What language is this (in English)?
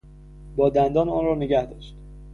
Persian